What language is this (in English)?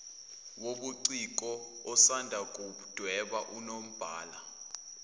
Zulu